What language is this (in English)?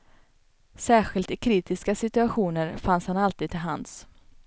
Swedish